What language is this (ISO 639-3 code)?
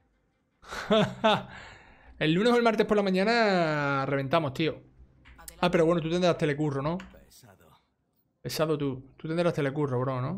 spa